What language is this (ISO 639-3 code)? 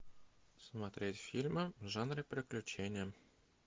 rus